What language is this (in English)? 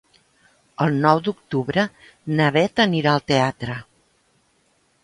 Catalan